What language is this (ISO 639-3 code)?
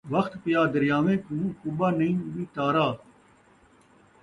skr